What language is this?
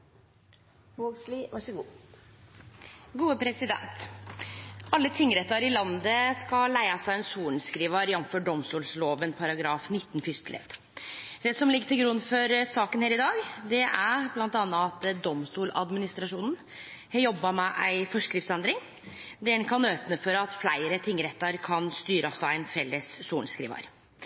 Norwegian Nynorsk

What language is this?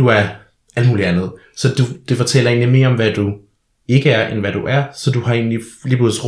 Danish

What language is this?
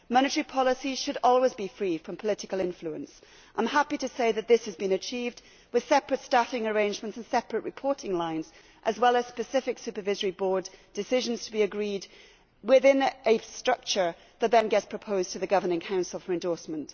English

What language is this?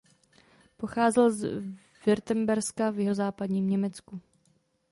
Czech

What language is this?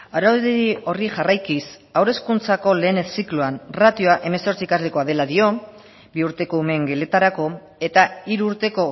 Basque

